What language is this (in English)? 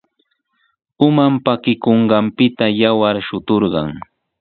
Sihuas Ancash Quechua